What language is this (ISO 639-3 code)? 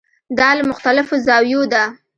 pus